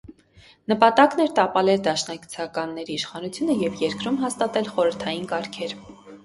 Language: Armenian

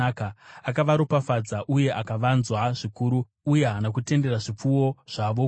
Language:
Shona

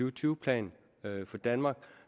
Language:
Danish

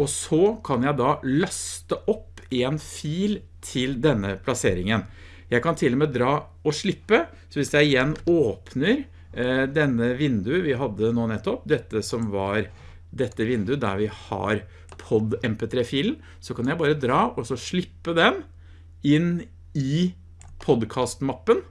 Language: Norwegian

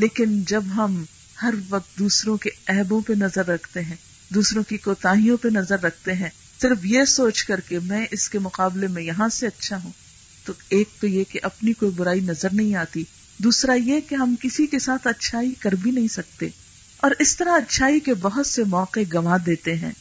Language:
Urdu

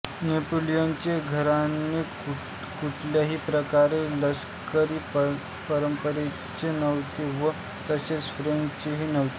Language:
Marathi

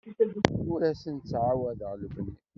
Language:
Kabyle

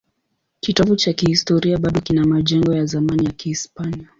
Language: Swahili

